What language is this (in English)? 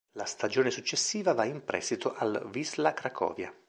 Italian